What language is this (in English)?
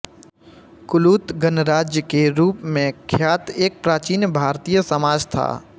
Hindi